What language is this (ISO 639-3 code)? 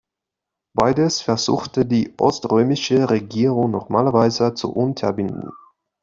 deu